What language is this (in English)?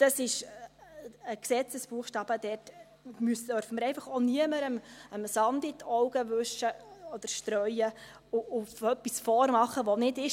Swiss German